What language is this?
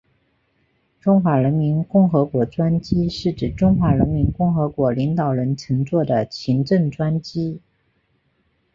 Chinese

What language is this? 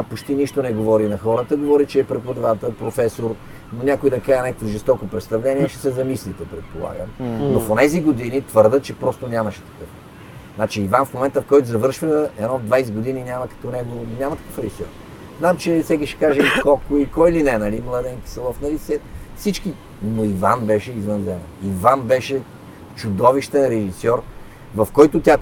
Bulgarian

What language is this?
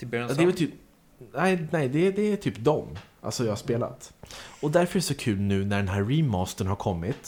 Swedish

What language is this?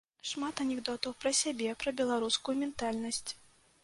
Belarusian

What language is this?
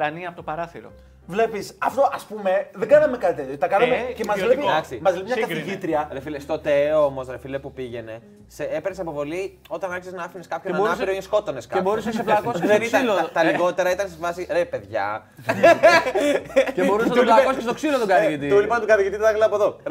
Greek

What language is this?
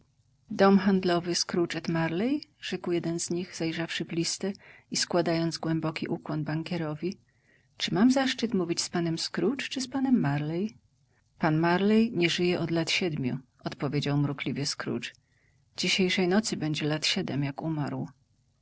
Polish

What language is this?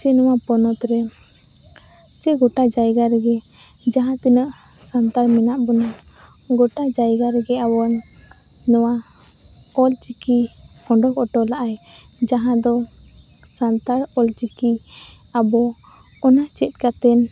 Santali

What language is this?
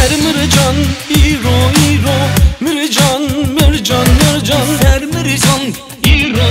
Turkish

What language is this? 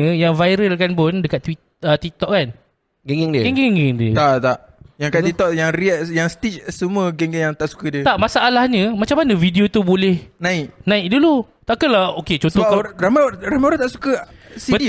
Malay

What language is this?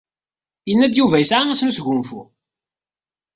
Kabyle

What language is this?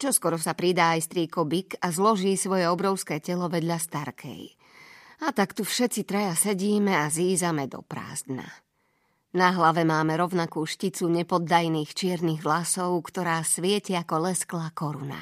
Slovak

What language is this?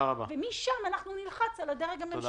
Hebrew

